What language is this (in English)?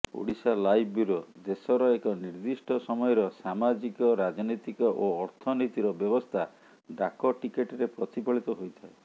Odia